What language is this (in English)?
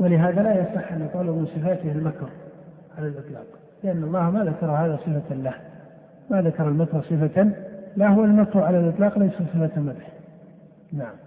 Arabic